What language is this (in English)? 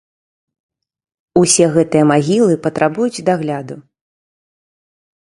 Belarusian